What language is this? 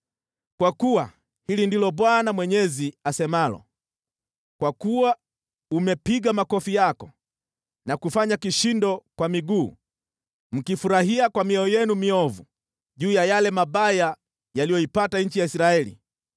Swahili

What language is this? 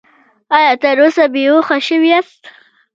Pashto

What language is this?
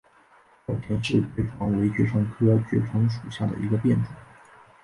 Chinese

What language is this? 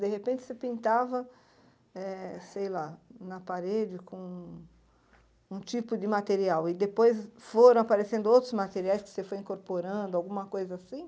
Portuguese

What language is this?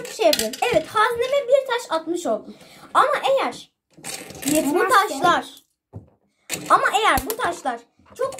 Turkish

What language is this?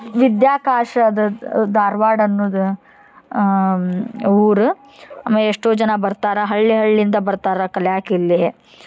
Kannada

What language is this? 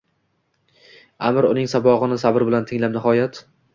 Uzbek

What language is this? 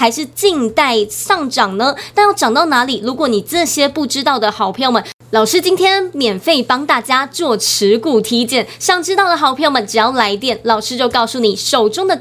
Chinese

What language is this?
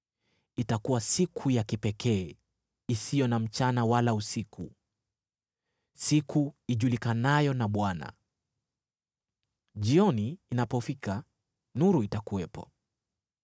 Swahili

